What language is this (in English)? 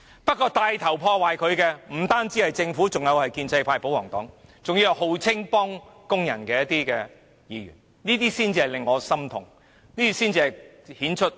Cantonese